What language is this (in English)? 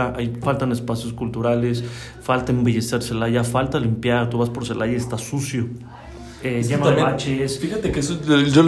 Spanish